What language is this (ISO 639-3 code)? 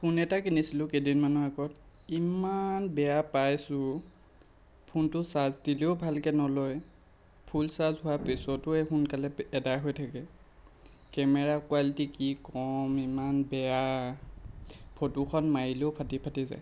asm